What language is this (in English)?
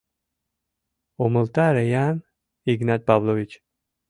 Mari